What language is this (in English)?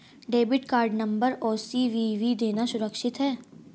Hindi